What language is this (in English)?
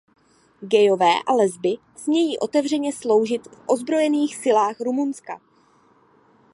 Czech